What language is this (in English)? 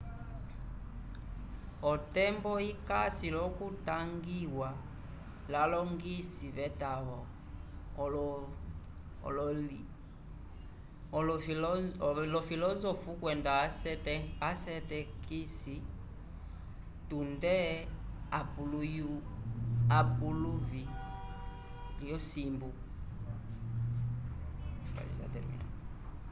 Umbundu